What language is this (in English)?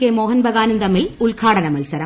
Malayalam